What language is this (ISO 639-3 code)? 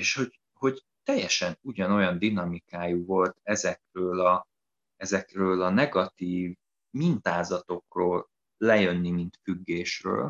hun